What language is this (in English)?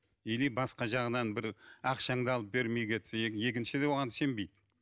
Kazakh